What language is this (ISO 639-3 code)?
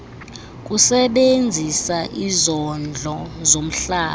xho